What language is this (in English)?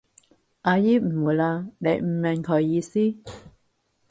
Cantonese